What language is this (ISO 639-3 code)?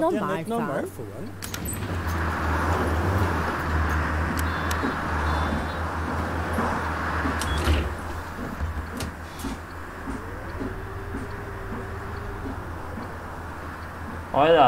deu